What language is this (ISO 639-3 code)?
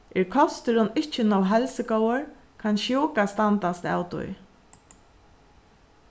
fao